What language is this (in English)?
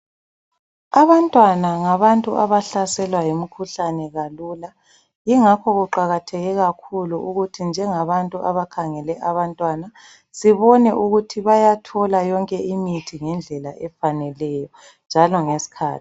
North Ndebele